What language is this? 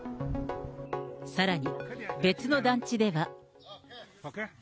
Japanese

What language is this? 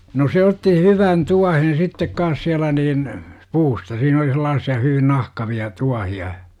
Finnish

